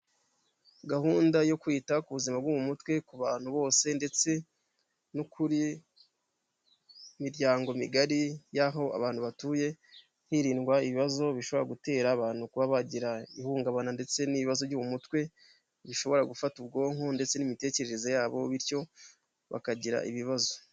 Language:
Kinyarwanda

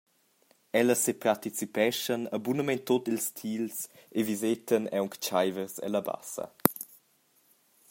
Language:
Romansh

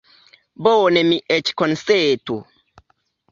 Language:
Esperanto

